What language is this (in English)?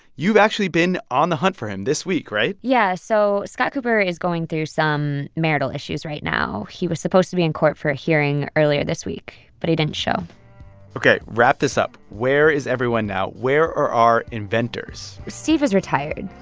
English